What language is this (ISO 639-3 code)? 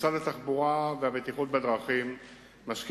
heb